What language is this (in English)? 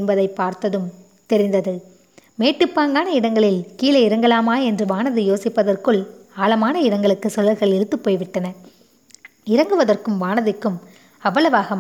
Tamil